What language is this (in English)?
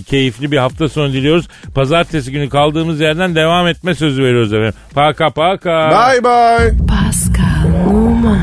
Turkish